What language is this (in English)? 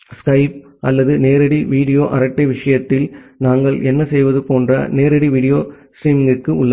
Tamil